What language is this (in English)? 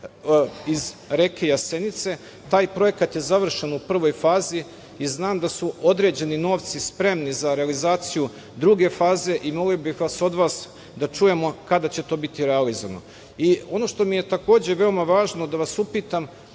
Serbian